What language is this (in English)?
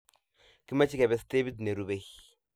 Kalenjin